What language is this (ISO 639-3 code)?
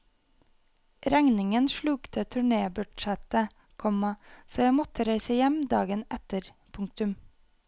nor